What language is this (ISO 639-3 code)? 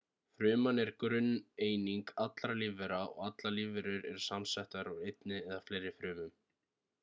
isl